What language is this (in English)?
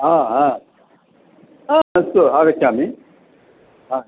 Sanskrit